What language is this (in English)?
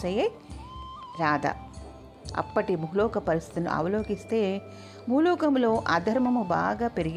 Telugu